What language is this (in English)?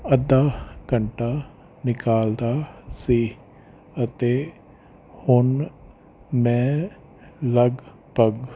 Punjabi